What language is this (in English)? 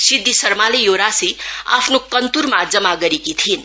Nepali